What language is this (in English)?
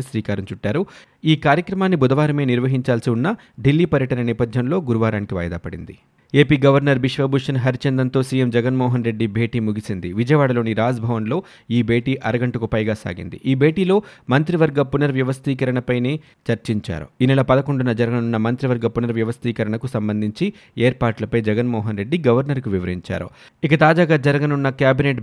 Telugu